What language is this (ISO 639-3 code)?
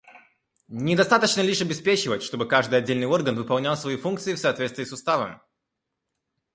rus